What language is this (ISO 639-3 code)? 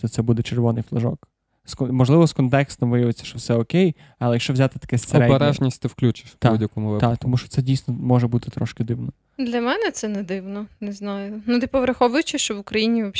ukr